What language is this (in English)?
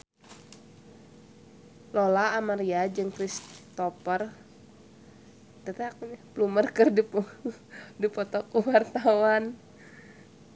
Sundanese